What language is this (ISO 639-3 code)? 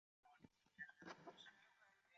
zho